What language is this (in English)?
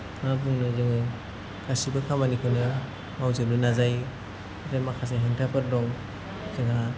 Bodo